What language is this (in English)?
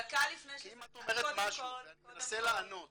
Hebrew